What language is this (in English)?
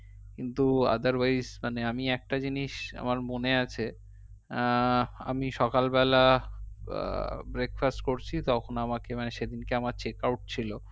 Bangla